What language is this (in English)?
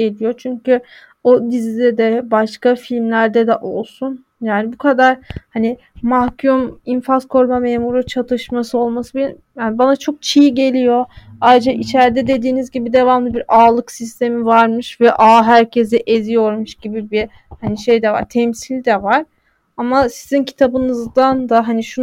Turkish